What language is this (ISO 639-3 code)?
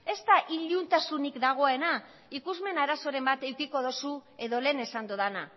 eus